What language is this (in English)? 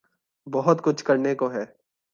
Urdu